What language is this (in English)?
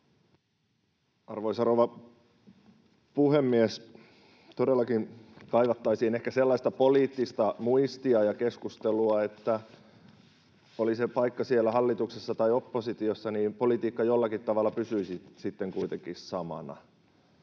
Finnish